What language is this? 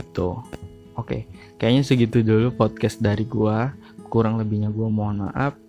Indonesian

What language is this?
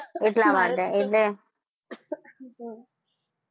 Gujarati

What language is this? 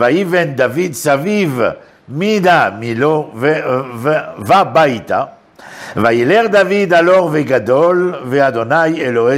Hebrew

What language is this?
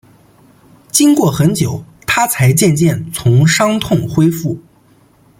Chinese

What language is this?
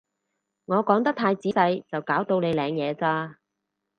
Cantonese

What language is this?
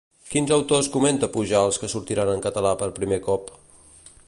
Catalan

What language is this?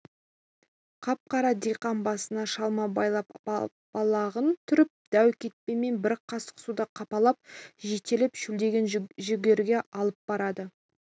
Kazakh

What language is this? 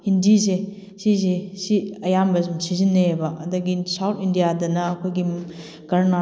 Manipuri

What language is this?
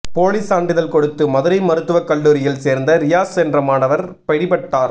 Tamil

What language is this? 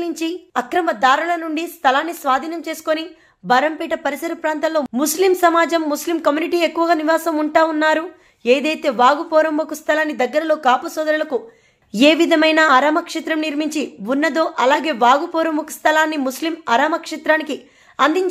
Telugu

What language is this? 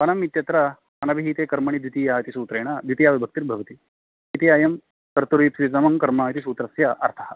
Sanskrit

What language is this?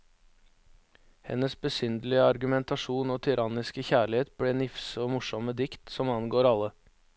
Norwegian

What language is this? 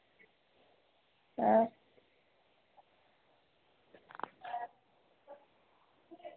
Dogri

